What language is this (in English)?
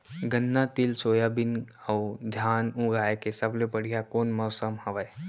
Chhattisgarhi